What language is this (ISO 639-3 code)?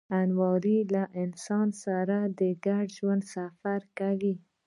pus